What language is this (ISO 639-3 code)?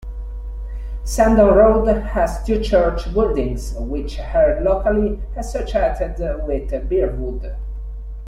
eng